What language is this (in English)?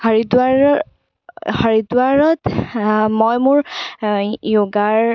Assamese